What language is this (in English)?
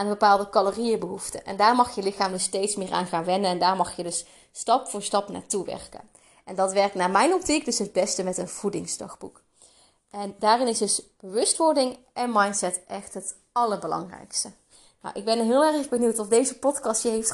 Dutch